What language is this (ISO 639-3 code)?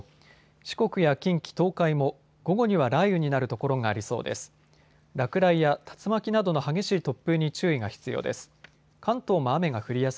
jpn